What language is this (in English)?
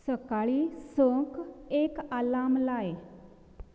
Konkani